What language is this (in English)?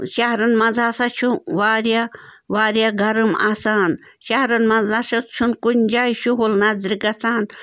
Kashmiri